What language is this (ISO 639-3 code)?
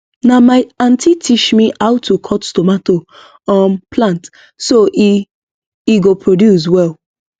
pcm